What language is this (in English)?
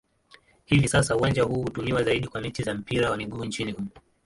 Swahili